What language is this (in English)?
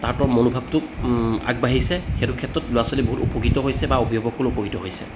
Assamese